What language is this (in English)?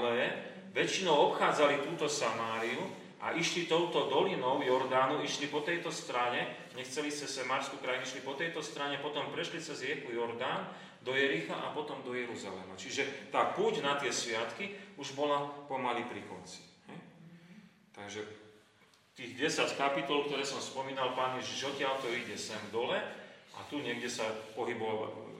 Slovak